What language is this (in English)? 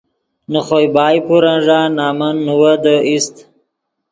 Yidgha